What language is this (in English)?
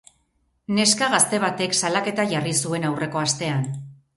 Basque